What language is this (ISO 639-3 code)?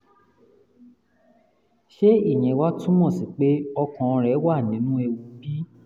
yor